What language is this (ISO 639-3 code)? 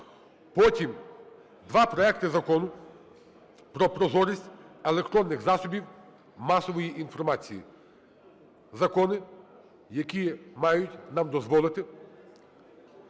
ukr